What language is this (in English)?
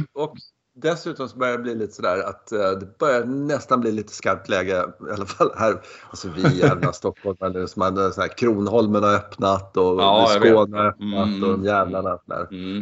Swedish